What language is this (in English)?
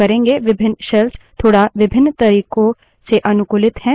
Hindi